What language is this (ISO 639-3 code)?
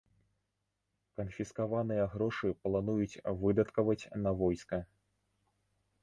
bel